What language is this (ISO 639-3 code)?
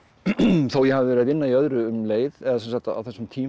isl